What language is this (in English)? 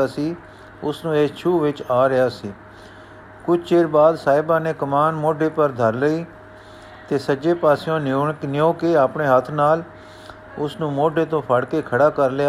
Punjabi